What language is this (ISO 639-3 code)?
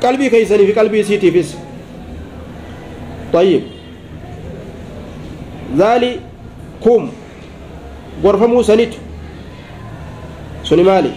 ara